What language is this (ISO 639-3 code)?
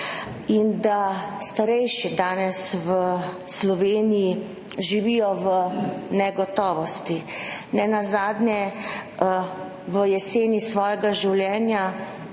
slv